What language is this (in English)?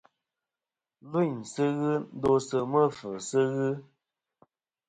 Kom